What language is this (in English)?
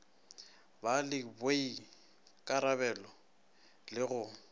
Northern Sotho